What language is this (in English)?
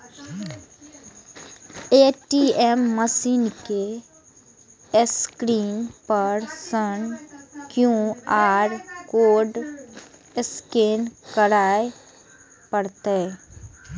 Maithili